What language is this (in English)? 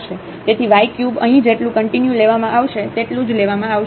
Gujarati